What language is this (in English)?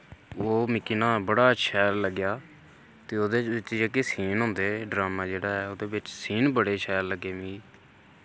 Dogri